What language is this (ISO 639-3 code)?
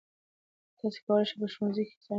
pus